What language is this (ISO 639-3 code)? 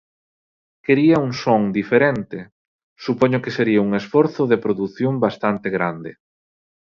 glg